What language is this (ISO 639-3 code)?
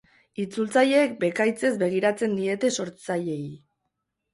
eus